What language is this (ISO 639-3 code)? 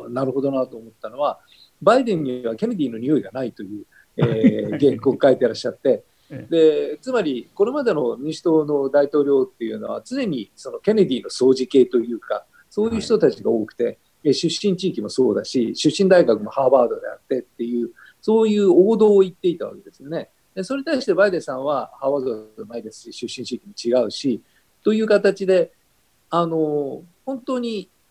jpn